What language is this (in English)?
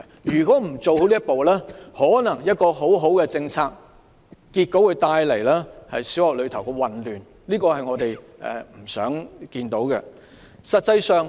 Cantonese